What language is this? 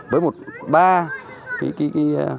Vietnamese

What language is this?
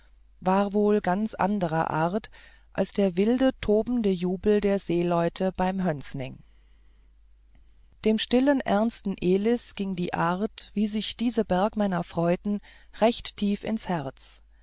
German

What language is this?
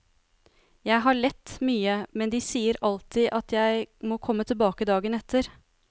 Norwegian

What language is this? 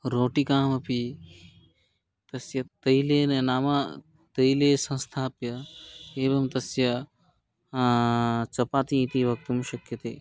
Sanskrit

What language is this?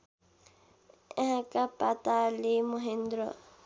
Nepali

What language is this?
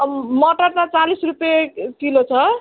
Nepali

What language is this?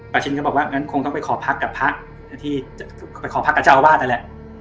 Thai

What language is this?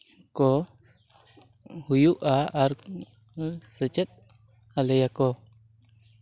Santali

